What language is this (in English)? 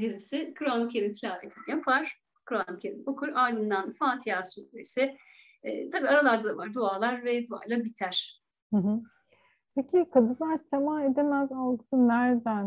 Turkish